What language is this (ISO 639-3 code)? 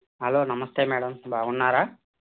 tel